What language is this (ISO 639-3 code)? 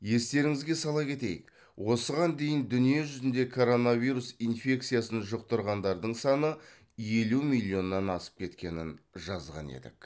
kaz